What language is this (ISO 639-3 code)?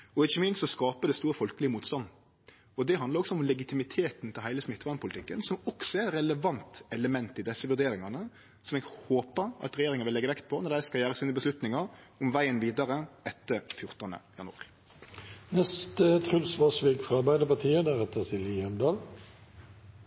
nno